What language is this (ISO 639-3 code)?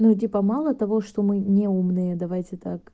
rus